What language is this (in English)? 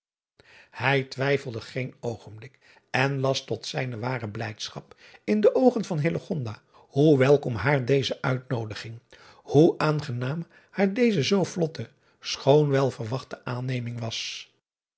Dutch